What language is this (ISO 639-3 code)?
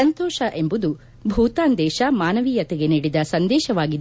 kan